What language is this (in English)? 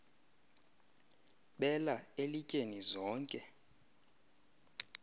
Xhosa